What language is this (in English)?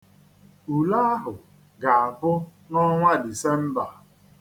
Igbo